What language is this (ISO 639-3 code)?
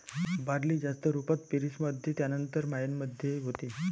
mar